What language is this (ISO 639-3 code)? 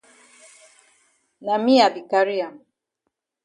wes